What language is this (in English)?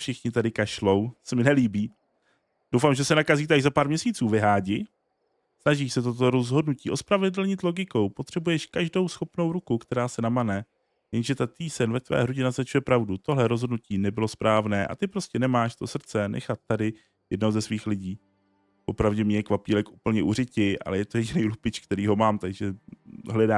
Czech